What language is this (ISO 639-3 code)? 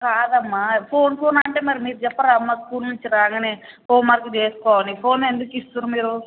tel